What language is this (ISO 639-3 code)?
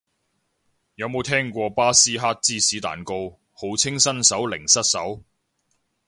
yue